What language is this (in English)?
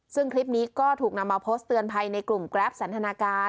Thai